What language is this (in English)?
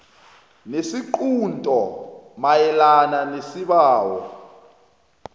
South Ndebele